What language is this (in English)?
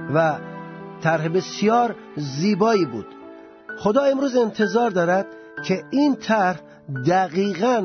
Persian